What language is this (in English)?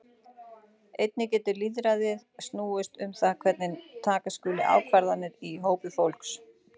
Icelandic